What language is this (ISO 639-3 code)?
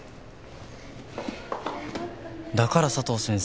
jpn